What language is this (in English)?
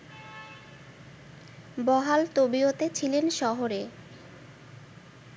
Bangla